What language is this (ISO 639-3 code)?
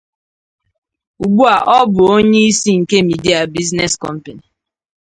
ibo